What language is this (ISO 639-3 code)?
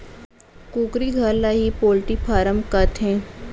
hne